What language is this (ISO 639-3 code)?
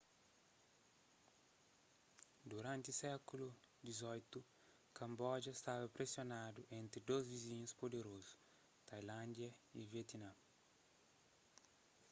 kea